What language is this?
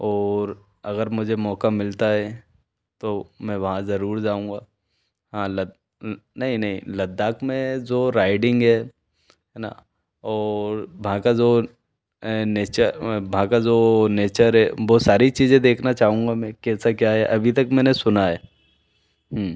Hindi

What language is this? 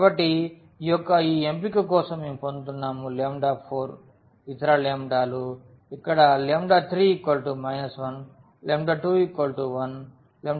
Telugu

